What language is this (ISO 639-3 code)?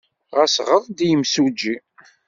kab